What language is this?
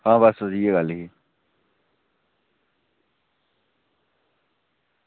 Dogri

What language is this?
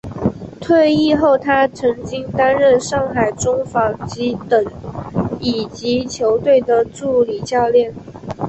Chinese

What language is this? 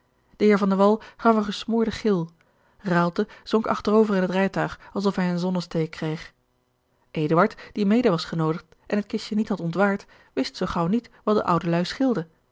Dutch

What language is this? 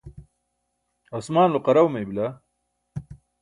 Burushaski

